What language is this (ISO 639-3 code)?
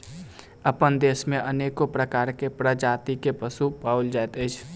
mai